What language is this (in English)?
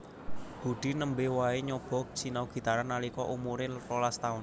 Javanese